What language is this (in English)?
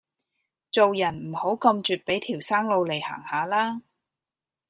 Cantonese